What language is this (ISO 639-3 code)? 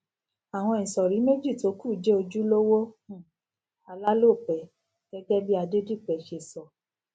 yor